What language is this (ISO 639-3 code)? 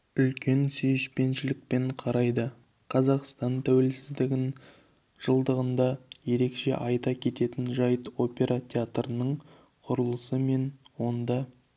kaz